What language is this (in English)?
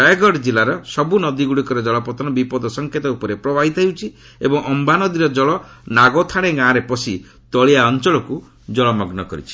Odia